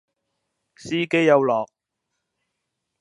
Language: Cantonese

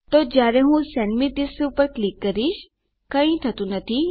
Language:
Gujarati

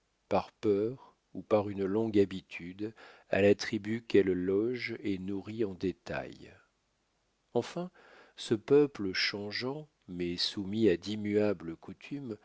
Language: French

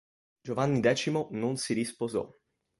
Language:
Italian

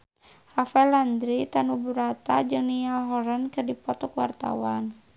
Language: Sundanese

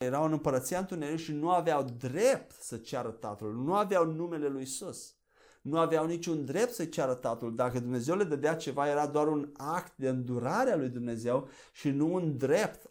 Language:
Romanian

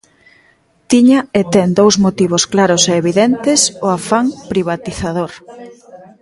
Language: Galician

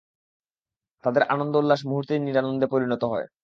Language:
Bangla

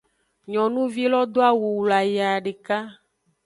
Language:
Aja (Benin)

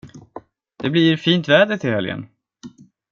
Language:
Swedish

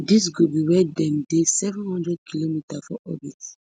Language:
Nigerian Pidgin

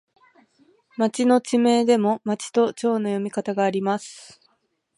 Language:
Japanese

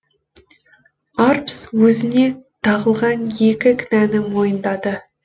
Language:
Kazakh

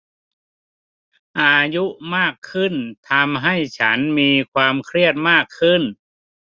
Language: Thai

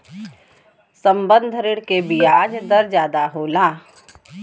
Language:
Bhojpuri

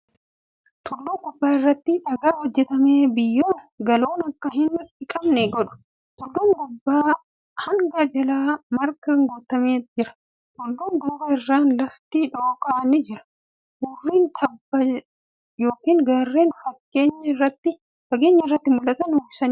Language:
Oromo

